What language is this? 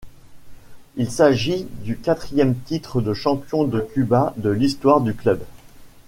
French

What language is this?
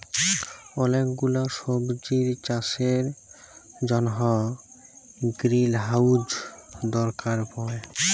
Bangla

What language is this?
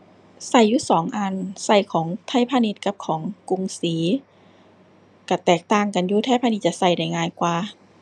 Thai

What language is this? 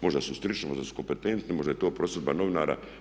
Croatian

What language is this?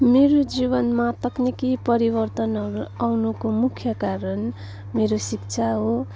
Nepali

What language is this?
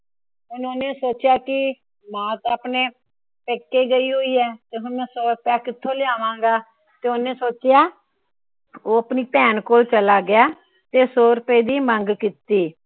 Punjabi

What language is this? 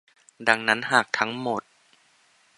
Thai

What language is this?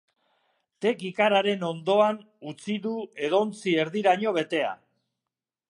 Basque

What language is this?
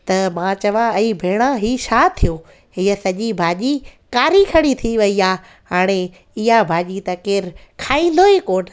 Sindhi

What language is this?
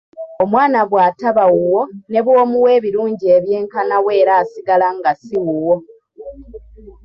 Ganda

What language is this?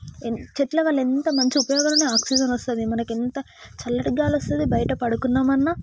Telugu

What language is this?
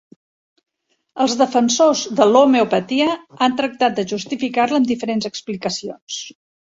Catalan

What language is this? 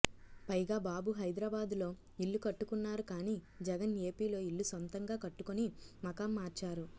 Telugu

